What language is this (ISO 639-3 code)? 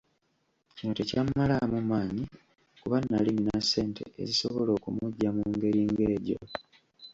lug